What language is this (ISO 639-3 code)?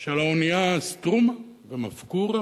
heb